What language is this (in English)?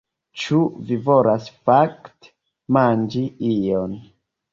Esperanto